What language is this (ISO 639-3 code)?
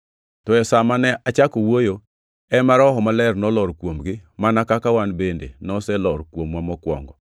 luo